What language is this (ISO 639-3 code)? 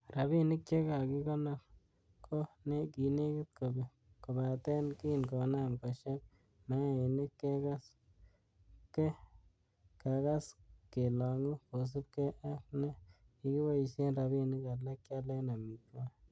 kln